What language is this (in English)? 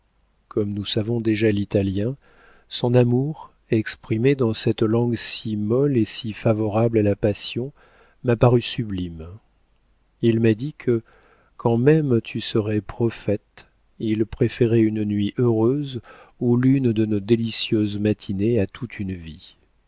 French